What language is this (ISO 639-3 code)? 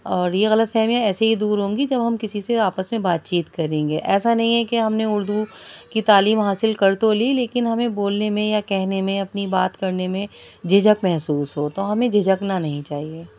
urd